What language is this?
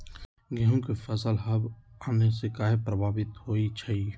Magahi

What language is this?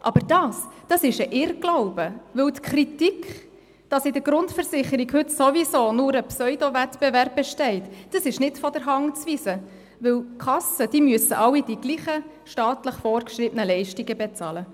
Swiss German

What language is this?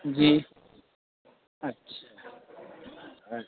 Urdu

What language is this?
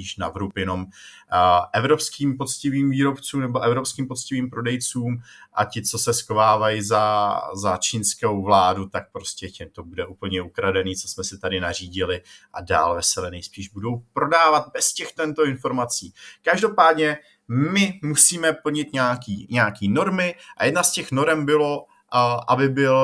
Czech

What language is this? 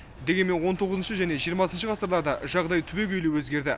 Kazakh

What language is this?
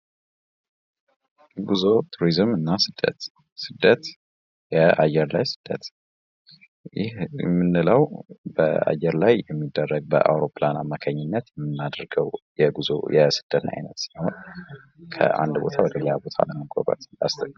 Amharic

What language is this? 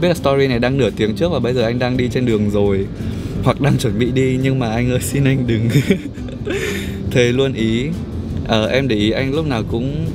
Vietnamese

